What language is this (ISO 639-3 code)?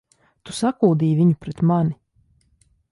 lav